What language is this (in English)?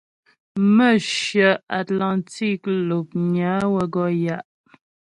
Ghomala